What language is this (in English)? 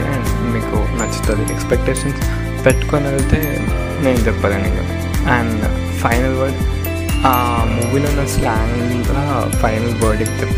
Telugu